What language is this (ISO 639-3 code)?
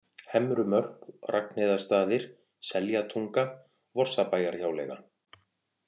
isl